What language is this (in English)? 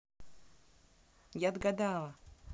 Russian